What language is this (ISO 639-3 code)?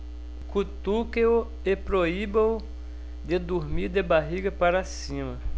por